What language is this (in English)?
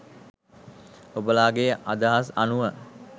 Sinhala